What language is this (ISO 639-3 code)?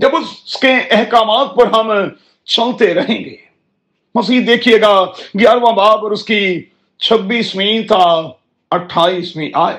urd